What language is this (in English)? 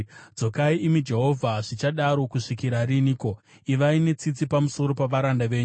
Shona